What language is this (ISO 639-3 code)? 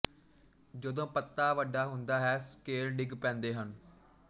pan